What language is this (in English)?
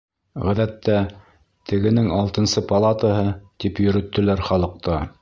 Bashkir